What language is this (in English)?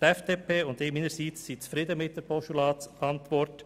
Swiss German